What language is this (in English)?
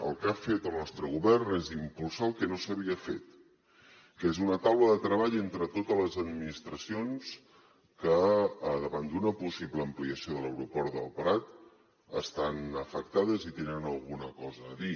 Catalan